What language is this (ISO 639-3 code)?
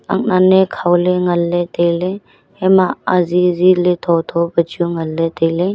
nnp